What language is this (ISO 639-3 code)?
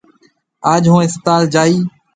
mve